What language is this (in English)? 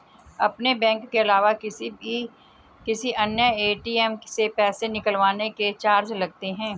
Hindi